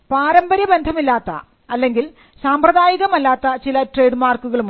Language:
Malayalam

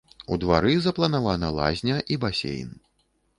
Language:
Belarusian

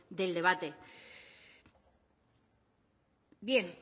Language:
Spanish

